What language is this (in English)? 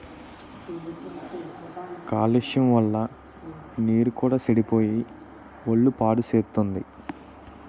Telugu